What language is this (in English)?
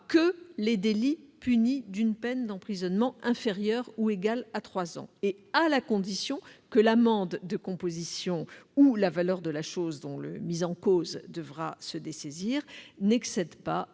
French